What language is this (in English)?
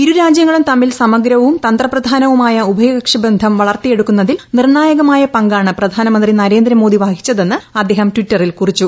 Malayalam